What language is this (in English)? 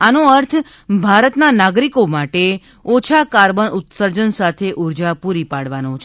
Gujarati